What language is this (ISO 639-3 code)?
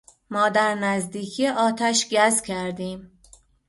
fas